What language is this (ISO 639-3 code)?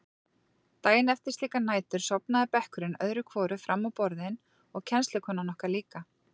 isl